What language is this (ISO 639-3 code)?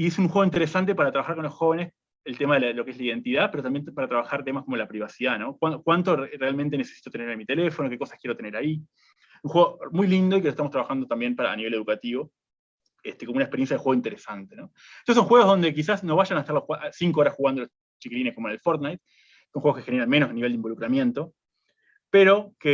spa